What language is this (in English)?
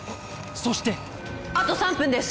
Japanese